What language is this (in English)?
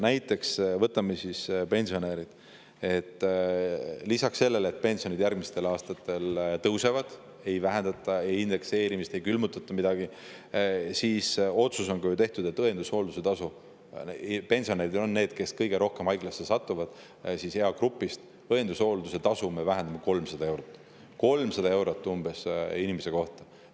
Estonian